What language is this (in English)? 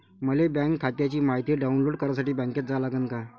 Marathi